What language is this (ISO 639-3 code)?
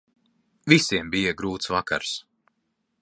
lav